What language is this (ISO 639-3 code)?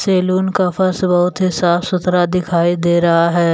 hin